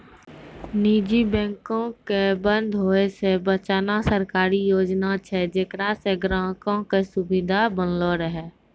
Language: Maithili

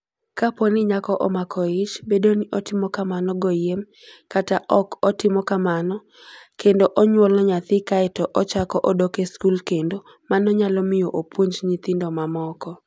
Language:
Luo (Kenya and Tanzania)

